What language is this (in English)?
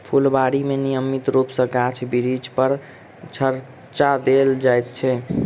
Maithili